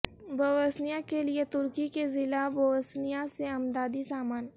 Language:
Urdu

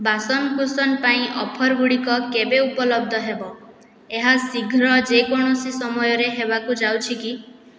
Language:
Odia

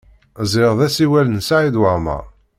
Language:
Kabyle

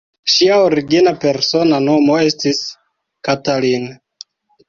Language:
Esperanto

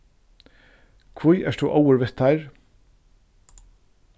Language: Faroese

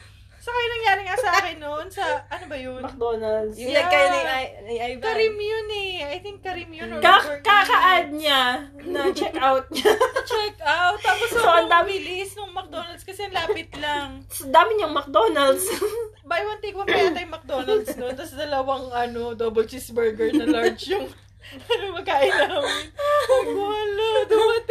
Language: Filipino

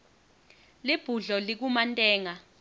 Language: Swati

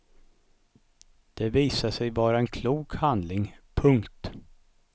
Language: Swedish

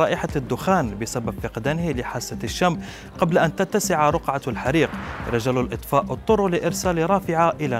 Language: Arabic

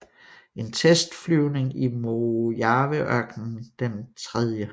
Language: Danish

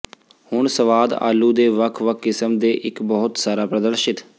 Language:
Punjabi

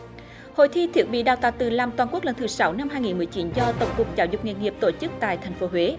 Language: Vietnamese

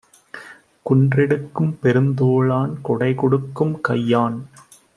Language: Tamil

